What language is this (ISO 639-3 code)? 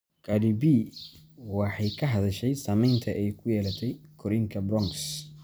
som